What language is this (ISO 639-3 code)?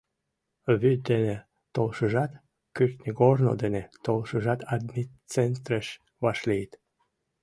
chm